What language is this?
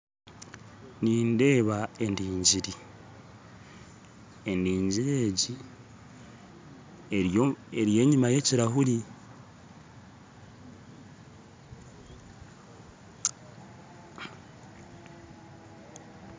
Nyankole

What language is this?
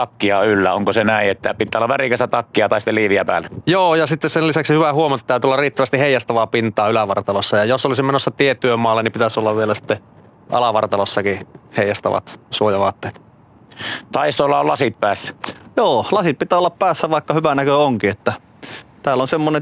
Finnish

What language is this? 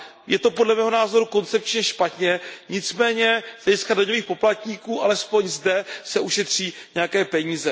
Czech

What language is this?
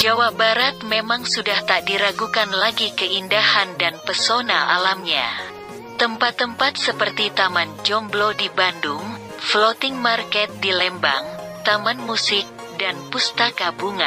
Indonesian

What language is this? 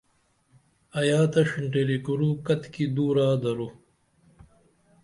Dameli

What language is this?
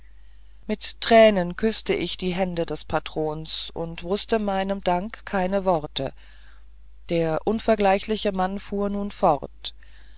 German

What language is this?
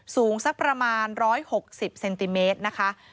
Thai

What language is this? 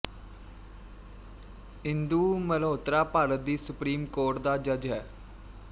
Punjabi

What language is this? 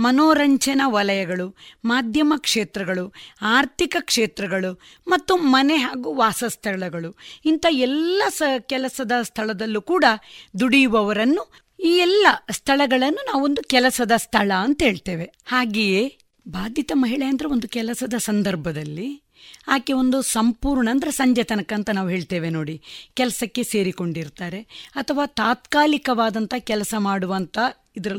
Kannada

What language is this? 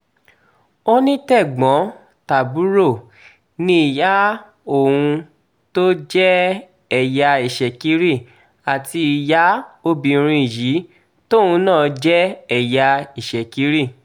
Yoruba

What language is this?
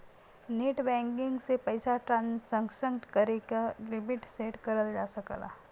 Bhojpuri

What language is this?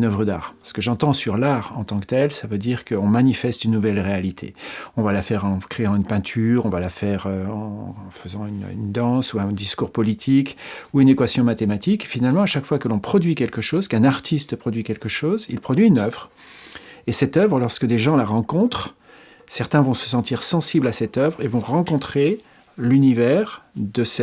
French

